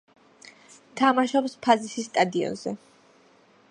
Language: Georgian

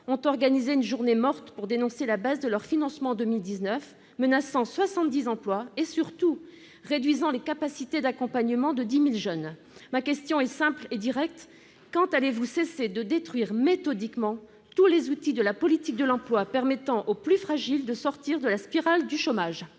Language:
French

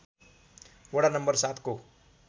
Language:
Nepali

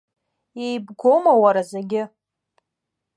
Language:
Abkhazian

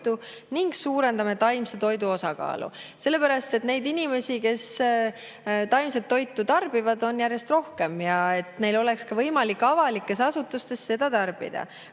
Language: Estonian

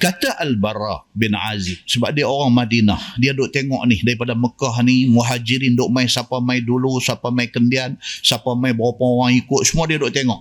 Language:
Malay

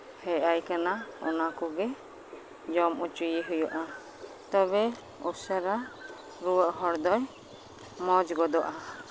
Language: Santali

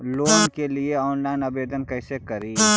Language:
Magahi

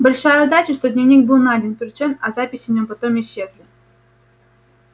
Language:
Russian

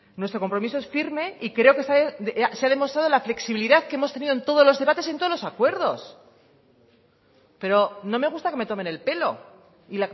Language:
Spanish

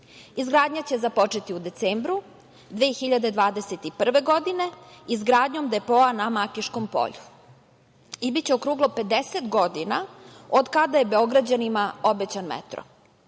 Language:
Serbian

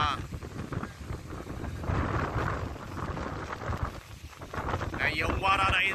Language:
Vietnamese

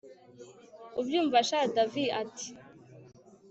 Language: Kinyarwanda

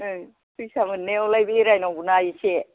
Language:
Bodo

